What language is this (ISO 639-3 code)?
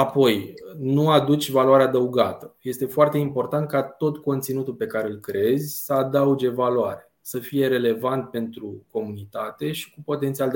ron